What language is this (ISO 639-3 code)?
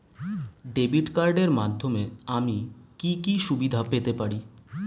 ben